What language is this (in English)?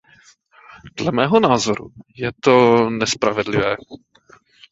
Czech